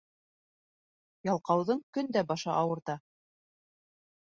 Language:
Bashkir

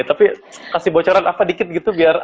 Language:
Indonesian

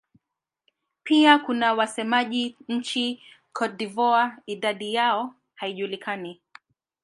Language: Swahili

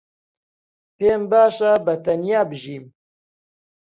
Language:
Central Kurdish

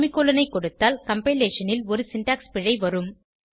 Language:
Tamil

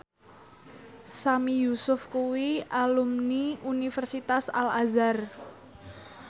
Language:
Javanese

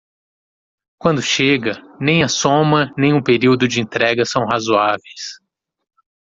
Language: Portuguese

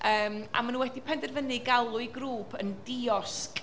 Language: Welsh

